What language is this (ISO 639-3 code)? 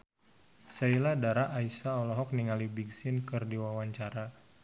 sun